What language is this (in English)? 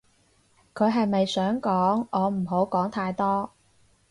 Cantonese